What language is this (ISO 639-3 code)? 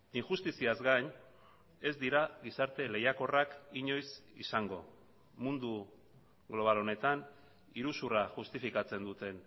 eus